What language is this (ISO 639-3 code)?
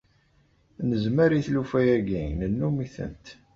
kab